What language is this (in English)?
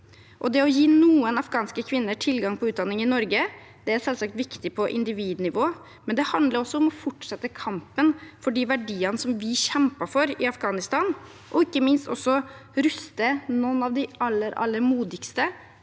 Norwegian